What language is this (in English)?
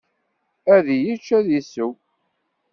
Kabyle